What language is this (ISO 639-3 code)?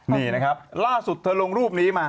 tha